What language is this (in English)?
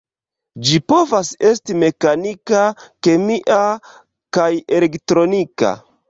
Esperanto